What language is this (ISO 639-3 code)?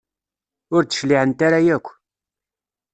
kab